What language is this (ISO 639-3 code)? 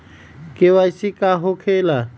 mag